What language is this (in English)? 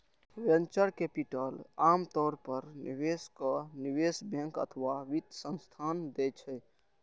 Maithili